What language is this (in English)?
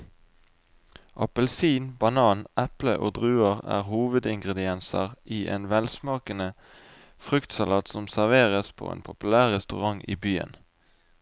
Norwegian